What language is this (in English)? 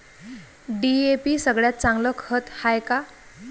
Marathi